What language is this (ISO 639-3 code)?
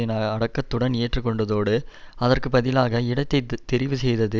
tam